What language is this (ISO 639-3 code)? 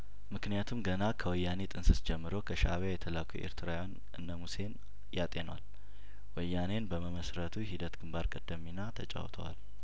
amh